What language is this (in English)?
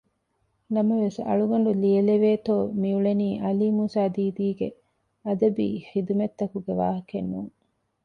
Divehi